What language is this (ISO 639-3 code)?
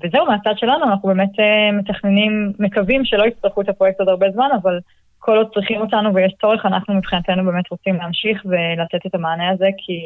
heb